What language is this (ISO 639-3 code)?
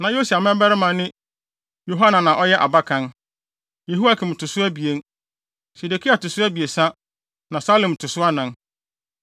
aka